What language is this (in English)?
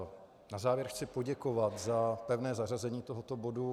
Czech